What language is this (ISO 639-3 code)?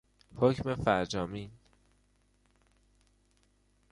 fas